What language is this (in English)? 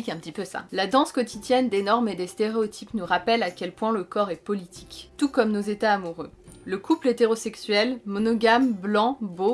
French